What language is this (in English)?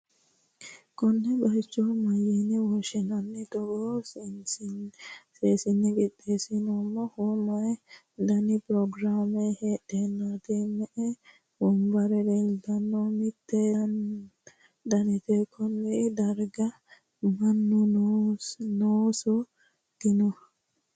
Sidamo